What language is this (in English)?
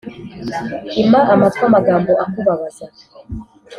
Kinyarwanda